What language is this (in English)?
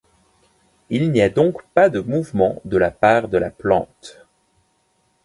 French